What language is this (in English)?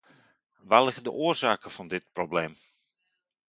Dutch